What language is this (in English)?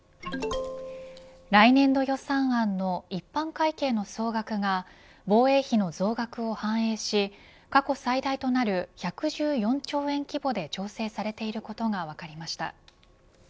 Japanese